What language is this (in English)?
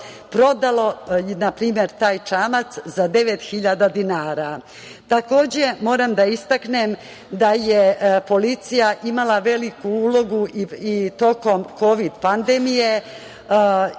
Serbian